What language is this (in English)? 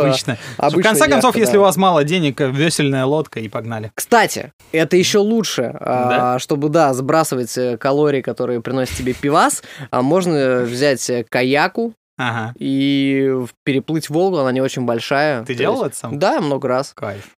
Russian